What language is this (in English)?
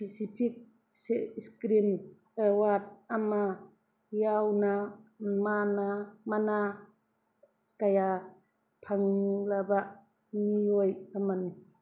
Manipuri